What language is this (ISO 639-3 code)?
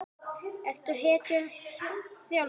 isl